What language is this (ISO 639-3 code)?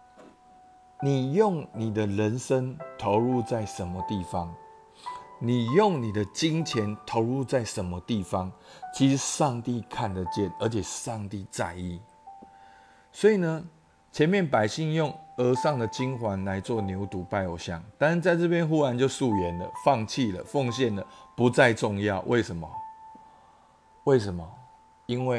zho